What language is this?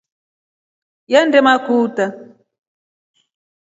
Rombo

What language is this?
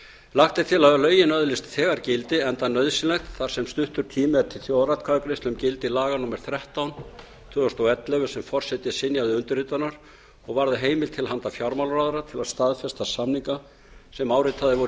Icelandic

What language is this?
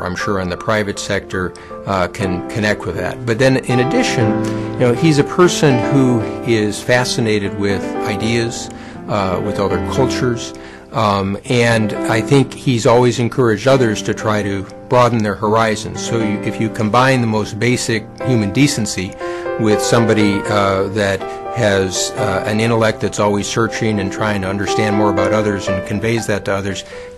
English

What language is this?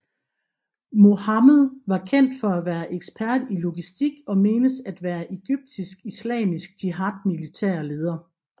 Danish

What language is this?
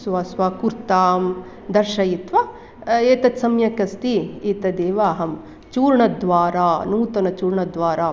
Sanskrit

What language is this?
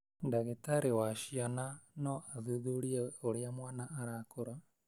Kikuyu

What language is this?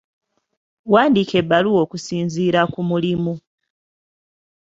Ganda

